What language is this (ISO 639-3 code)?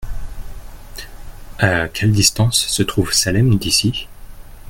fra